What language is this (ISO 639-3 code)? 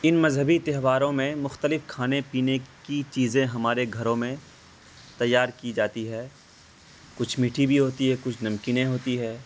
urd